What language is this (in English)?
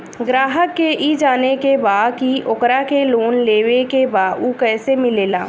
Bhojpuri